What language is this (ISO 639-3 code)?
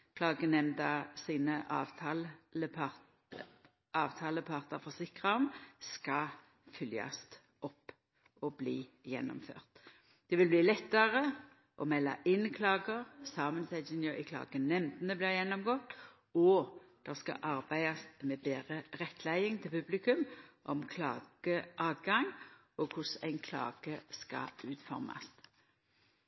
nno